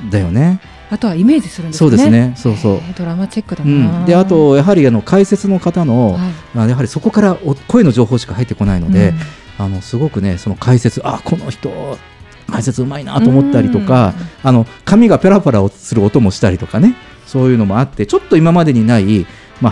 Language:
Japanese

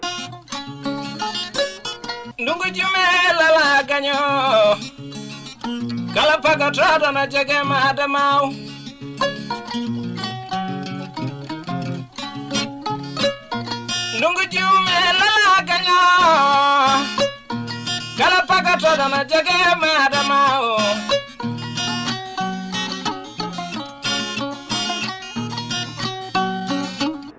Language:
Fula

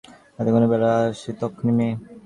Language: Bangla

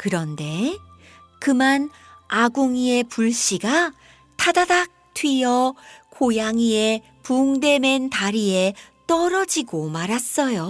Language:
Korean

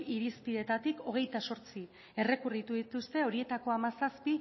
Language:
Basque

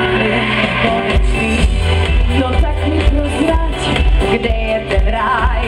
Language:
Bulgarian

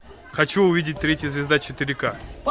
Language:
Russian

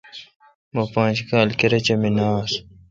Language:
Kalkoti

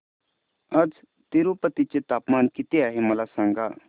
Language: Marathi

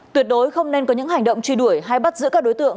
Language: Vietnamese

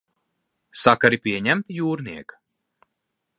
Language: Latvian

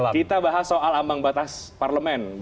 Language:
Indonesian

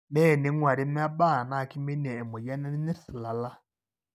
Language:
Masai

